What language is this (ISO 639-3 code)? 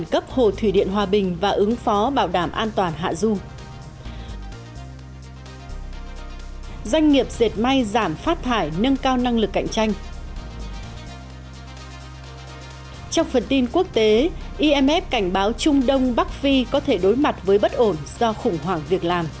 vie